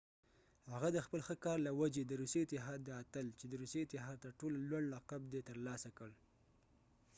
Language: Pashto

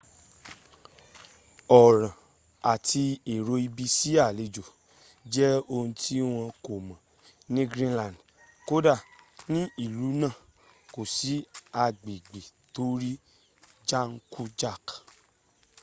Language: Yoruba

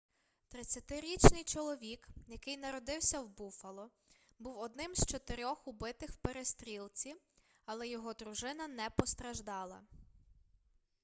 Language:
Ukrainian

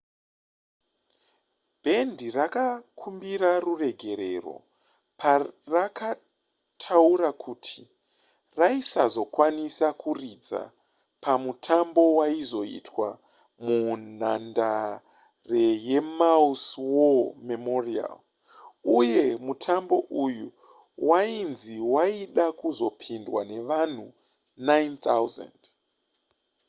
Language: Shona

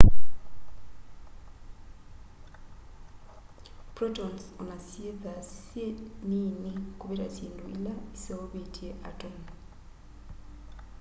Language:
Kamba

